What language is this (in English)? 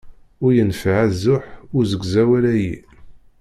Kabyle